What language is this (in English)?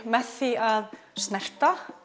Icelandic